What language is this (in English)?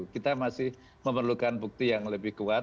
Indonesian